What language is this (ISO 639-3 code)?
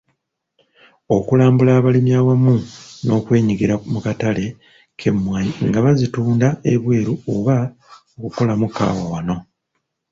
lug